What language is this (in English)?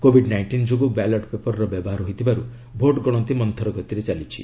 Odia